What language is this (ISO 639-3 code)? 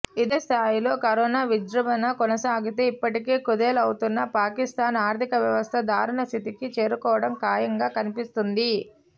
tel